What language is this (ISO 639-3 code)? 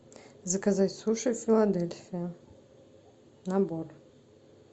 rus